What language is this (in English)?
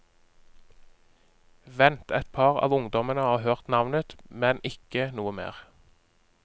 Norwegian